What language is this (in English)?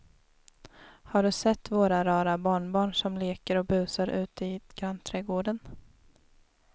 Swedish